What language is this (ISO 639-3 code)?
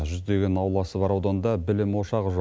kaz